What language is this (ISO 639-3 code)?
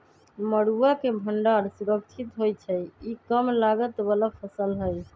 mag